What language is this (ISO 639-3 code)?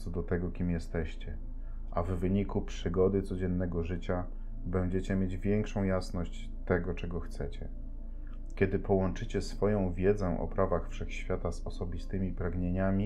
pol